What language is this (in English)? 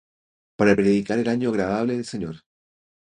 Spanish